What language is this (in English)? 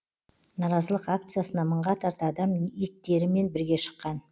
Kazakh